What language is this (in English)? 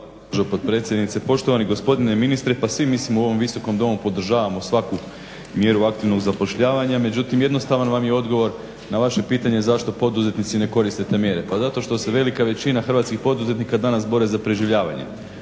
Croatian